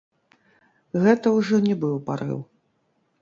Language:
Belarusian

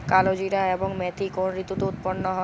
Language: Bangla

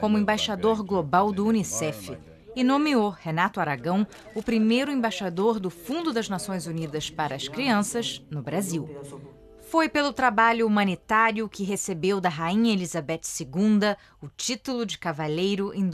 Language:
Portuguese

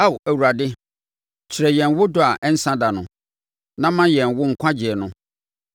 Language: Akan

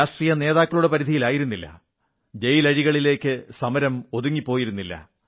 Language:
Malayalam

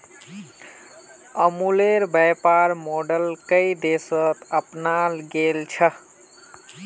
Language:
Magahi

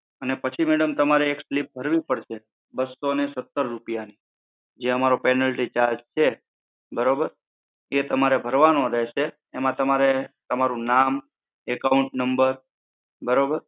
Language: Gujarati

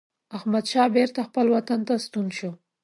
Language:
Pashto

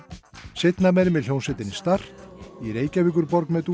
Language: Icelandic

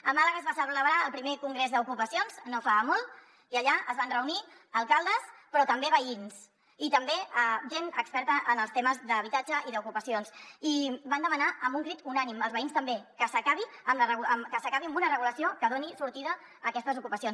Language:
Catalan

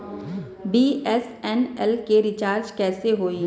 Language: Bhojpuri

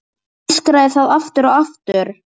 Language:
Icelandic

